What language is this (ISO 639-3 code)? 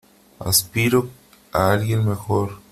spa